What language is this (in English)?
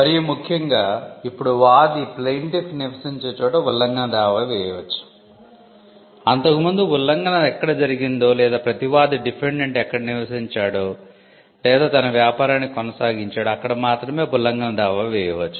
Telugu